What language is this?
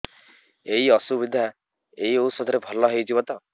Odia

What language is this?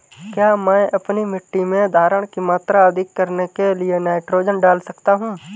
Hindi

